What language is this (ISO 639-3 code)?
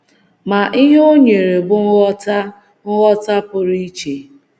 ibo